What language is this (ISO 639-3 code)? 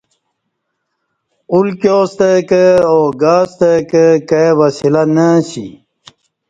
bsh